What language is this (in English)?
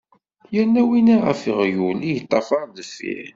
Kabyle